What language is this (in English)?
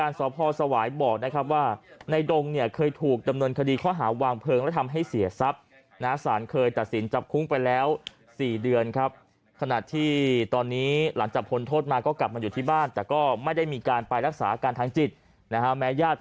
Thai